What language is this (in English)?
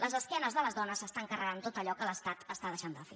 Catalan